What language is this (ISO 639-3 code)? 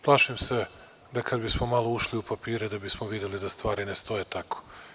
srp